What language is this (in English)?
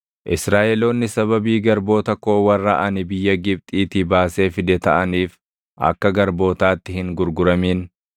Oromo